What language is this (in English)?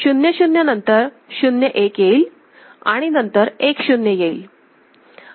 Marathi